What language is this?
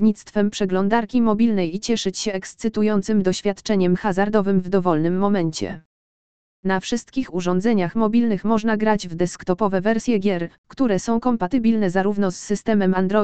Polish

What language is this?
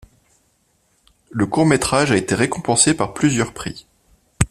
French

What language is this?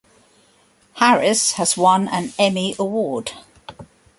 English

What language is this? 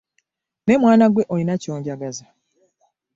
Ganda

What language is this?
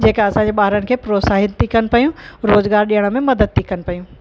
Sindhi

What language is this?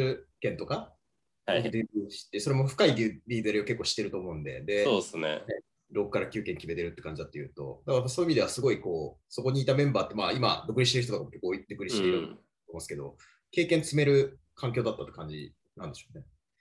Japanese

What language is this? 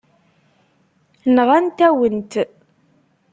Kabyle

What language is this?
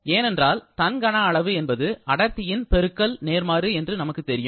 Tamil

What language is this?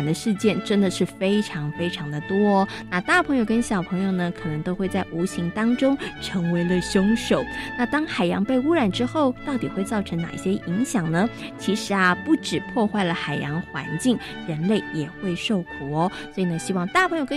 Chinese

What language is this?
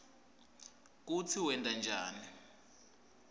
Swati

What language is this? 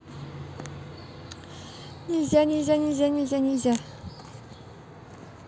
Russian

